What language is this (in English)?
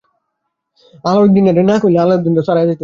Bangla